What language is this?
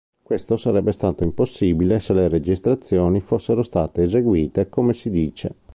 Italian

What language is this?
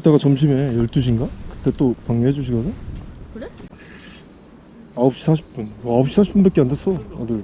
Korean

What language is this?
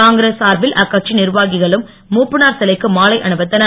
Tamil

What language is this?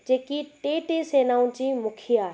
Sindhi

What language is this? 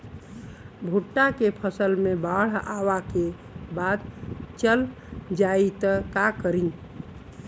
Bhojpuri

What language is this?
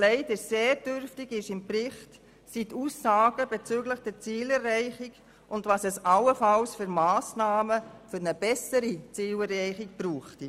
Swiss German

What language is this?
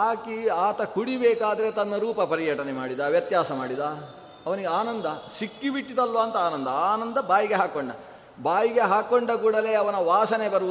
Kannada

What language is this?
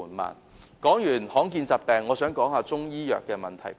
Cantonese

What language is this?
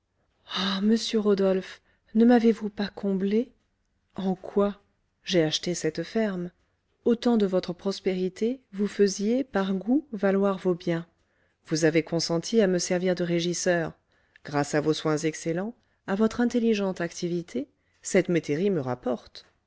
French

